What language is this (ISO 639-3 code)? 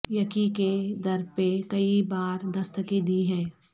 urd